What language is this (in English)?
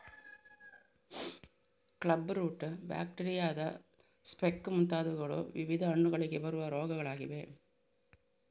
Kannada